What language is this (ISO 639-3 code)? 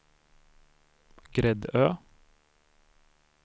swe